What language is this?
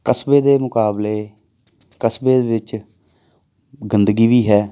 Punjabi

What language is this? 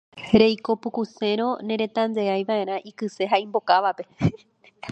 Guarani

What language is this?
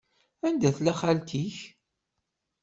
Kabyle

